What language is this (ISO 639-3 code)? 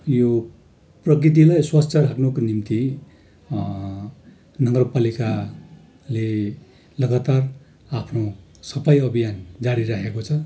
nep